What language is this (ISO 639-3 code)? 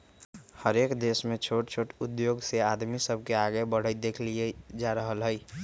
mag